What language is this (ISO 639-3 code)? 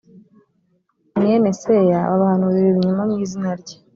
kin